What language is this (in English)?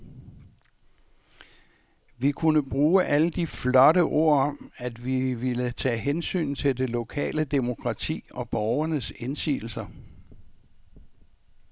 Danish